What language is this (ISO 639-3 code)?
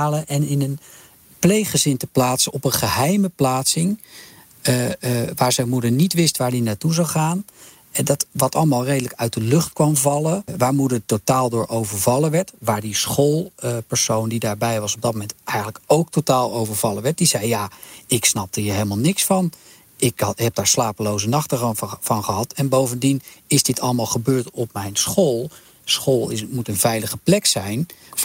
nld